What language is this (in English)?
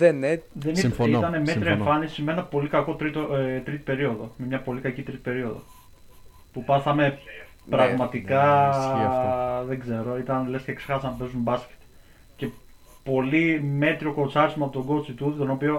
Greek